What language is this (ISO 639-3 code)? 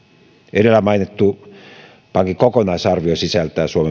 fin